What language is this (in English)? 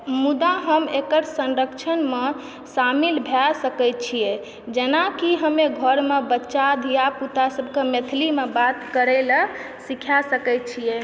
Maithili